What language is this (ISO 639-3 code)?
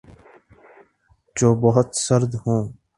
urd